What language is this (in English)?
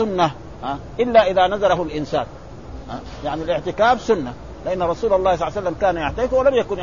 Arabic